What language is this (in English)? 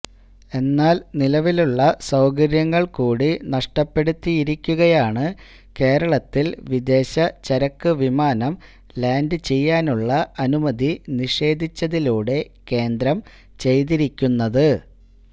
Malayalam